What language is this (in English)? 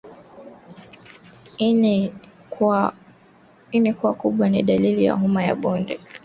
Swahili